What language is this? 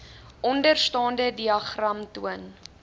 Afrikaans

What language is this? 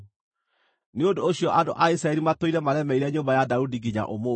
Kikuyu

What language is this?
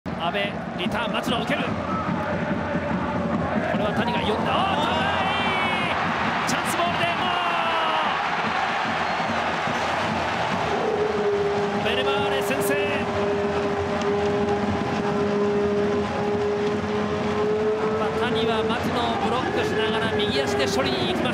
Japanese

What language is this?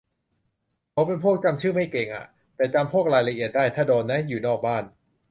Thai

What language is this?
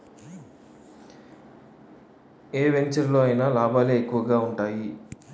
Telugu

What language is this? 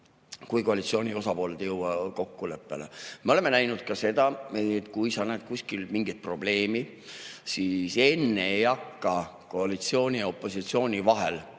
Estonian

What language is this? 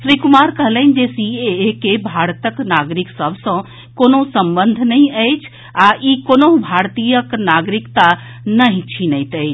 Maithili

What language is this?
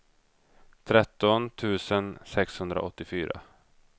Swedish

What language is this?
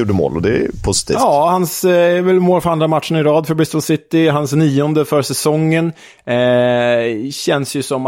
Swedish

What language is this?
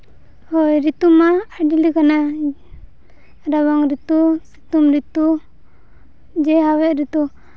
Santali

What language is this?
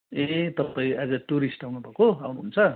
Nepali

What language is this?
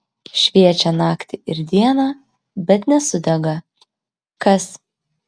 Lithuanian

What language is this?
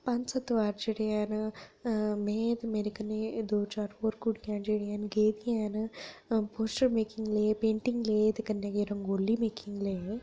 Dogri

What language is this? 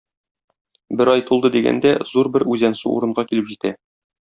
Tatar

